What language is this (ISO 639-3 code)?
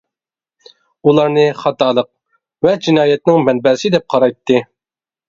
uig